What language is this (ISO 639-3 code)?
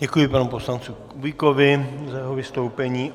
ces